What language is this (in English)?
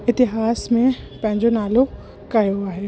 Sindhi